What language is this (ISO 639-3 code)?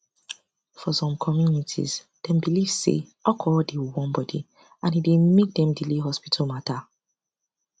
pcm